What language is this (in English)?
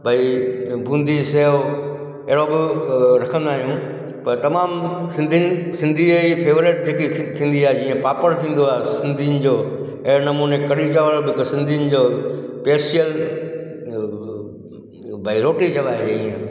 Sindhi